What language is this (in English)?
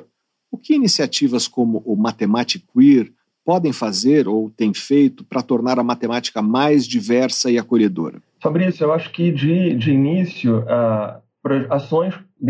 Portuguese